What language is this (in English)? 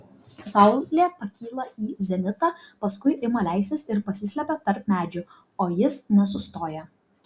Lithuanian